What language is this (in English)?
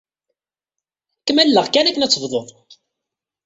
Kabyle